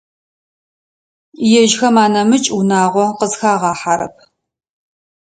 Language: Adyghe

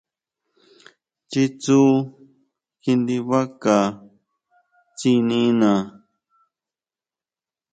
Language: Huautla Mazatec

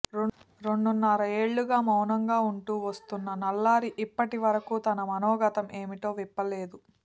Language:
Telugu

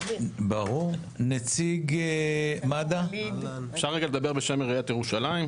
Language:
Hebrew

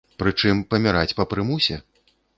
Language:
Belarusian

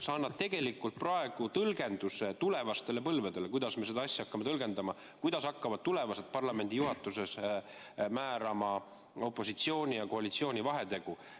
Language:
Estonian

